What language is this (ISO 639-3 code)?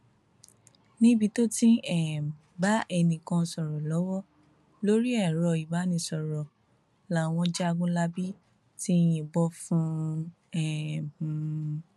yor